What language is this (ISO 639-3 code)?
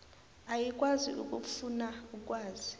nbl